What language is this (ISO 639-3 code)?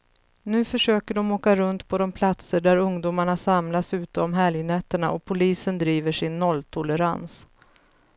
swe